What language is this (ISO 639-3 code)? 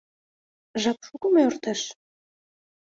chm